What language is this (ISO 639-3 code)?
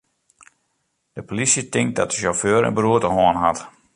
fry